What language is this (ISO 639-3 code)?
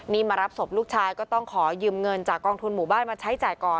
tha